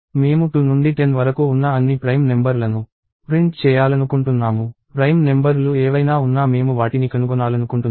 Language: Telugu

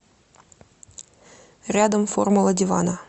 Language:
Russian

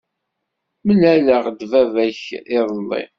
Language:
Kabyle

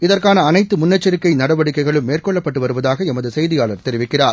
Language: Tamil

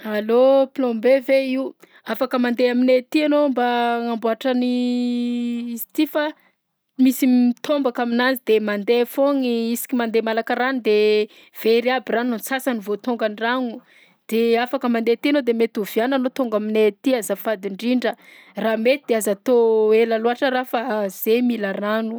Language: Southern Betsimisaraka Malagasy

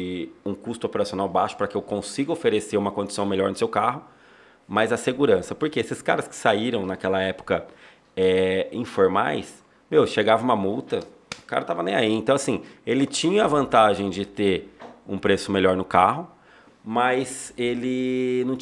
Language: Portuguese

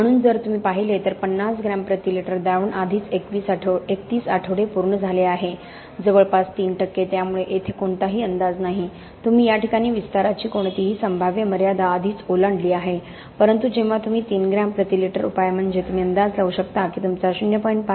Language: Marathi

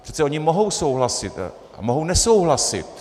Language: Czech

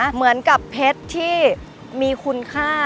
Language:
Thai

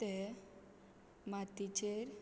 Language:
Konkani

